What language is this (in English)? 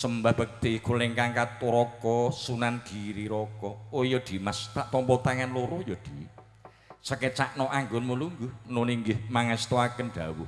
Indonesian